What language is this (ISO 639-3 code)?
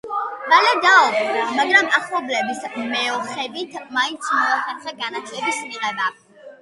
kat